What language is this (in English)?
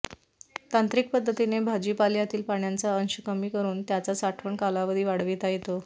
Marathi